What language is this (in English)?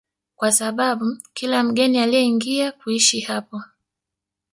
Swahili